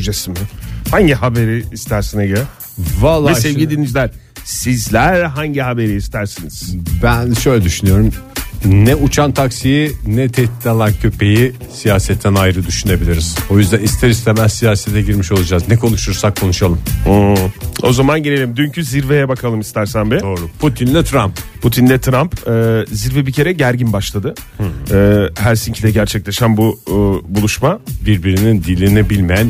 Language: Turkish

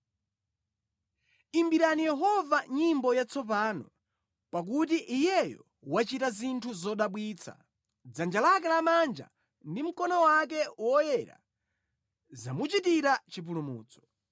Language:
Nyanja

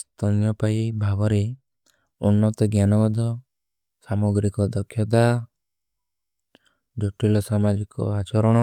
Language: Kui (India)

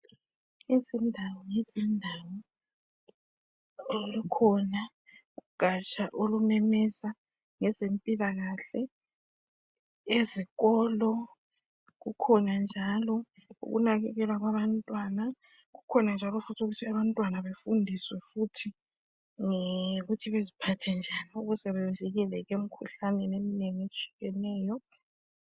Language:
North Ndebele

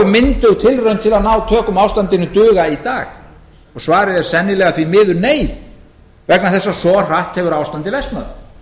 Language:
Icelandic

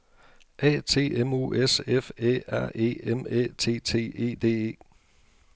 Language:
Danish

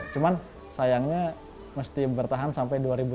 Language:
Indonesian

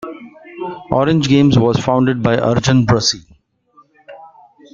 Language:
English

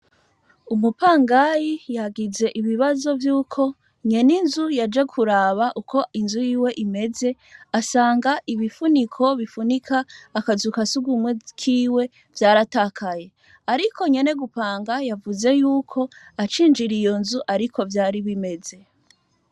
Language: Rundi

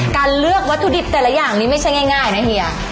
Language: Thai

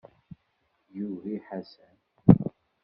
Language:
Kabyle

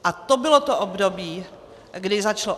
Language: Czech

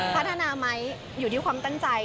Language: Thai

